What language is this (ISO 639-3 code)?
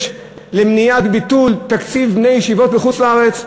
heb